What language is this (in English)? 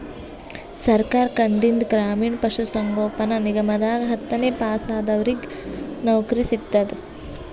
Kannada